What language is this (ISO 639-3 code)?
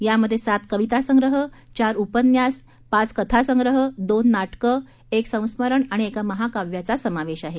mar